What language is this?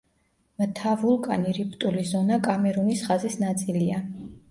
Georgian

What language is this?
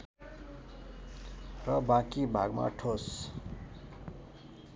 Nepali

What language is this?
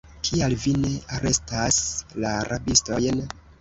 Esperanto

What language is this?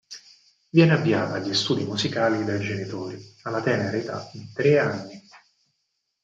Italian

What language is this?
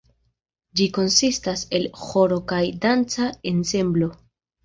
Esperanto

